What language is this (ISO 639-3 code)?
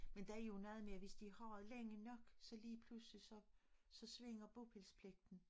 dan